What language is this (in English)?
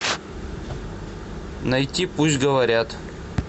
Russian